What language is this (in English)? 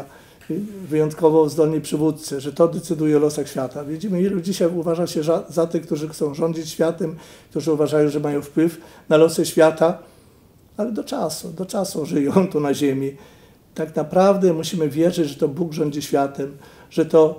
Polish